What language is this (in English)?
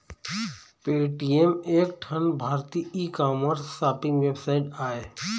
Chhattisgarhi